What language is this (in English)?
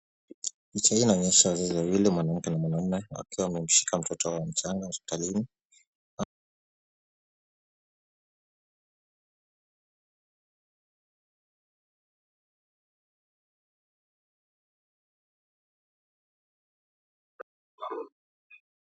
Swahili